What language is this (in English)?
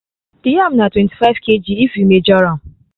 Nigerian Pidgin